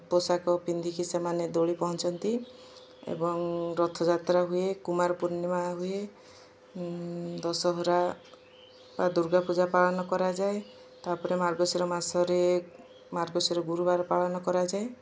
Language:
Odia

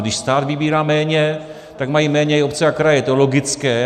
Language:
Czech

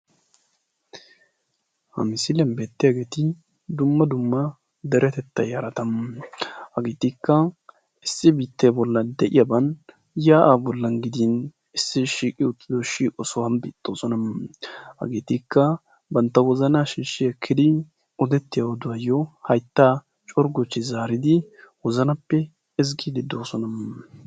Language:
Wolaytta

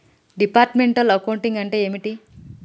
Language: Telugu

